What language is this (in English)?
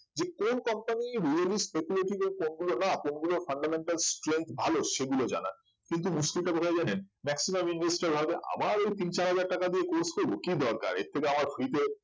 Bangla